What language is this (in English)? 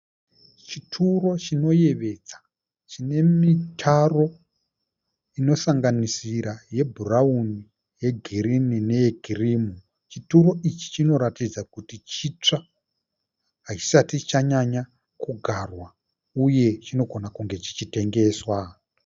Shona